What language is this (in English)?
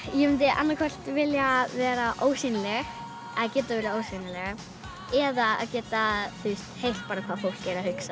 Icelandic